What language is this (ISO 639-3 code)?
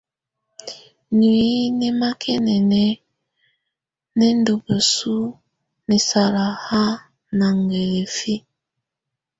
tvu